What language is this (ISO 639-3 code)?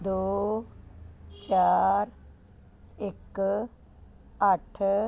pan